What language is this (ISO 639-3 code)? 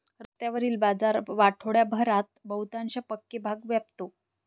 mar